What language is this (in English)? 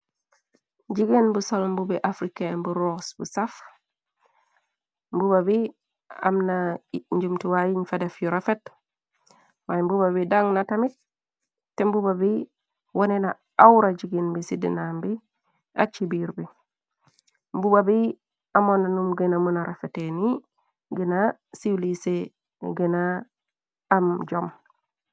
Wolof